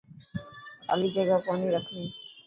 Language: Dhatki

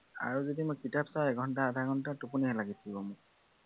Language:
Assamese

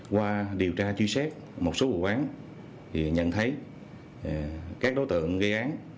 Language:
Vietnamese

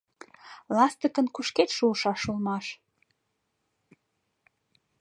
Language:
Mari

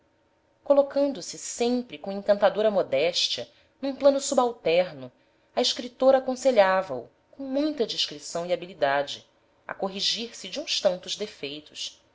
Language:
Portuguese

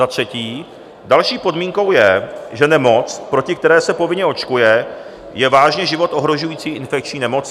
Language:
Czech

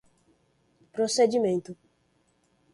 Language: Portuguese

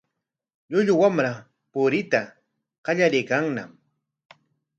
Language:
Corongo Ancash Quechua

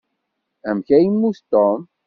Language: Kabyle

